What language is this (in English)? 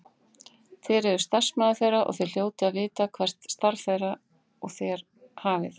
Icelandic